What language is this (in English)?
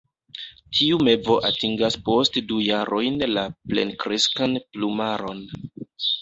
Esperanto